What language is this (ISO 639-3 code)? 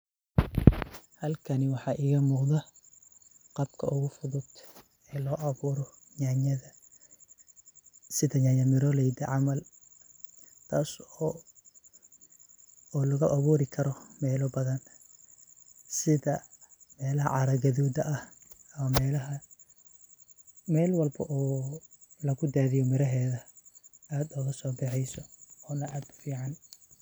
som